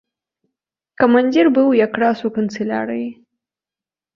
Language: Belarusian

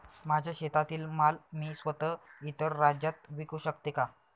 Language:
Marathi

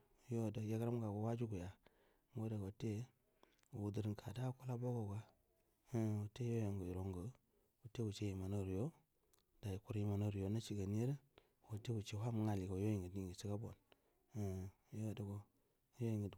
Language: Buduma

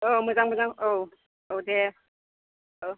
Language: Bodo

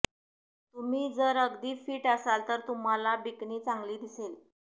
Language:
Marathi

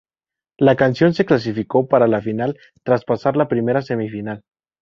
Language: Spanish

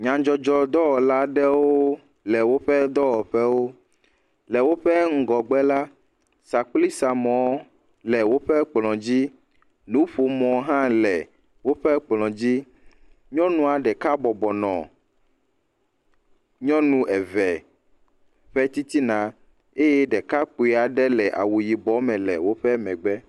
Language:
Ewe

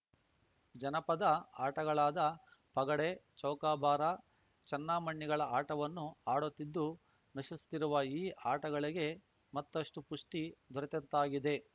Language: Kannada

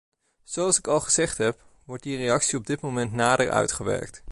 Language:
Dutch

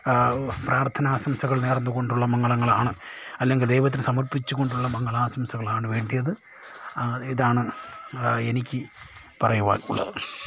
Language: Malayalam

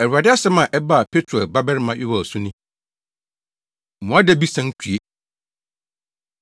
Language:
Akan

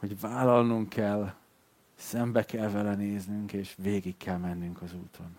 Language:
Hungarian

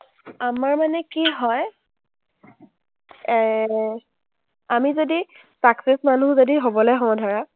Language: Assamese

